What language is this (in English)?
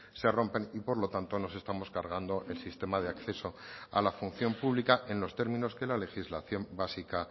Spanish